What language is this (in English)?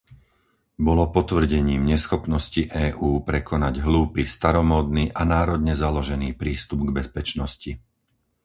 Slovak